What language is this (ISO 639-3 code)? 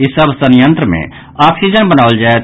mai